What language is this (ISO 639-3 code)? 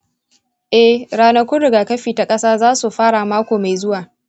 hau